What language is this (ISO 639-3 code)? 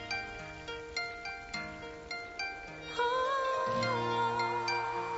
kor